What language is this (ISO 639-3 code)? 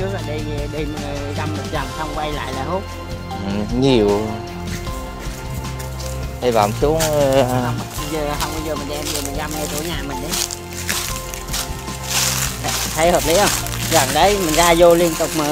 vie